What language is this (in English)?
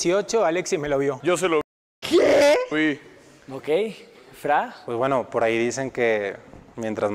Spanish